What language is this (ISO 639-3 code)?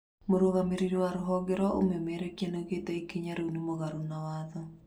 kik